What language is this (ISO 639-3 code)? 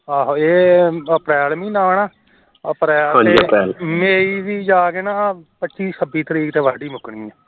pan